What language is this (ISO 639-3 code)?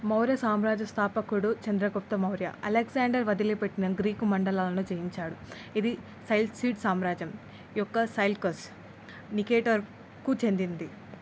tel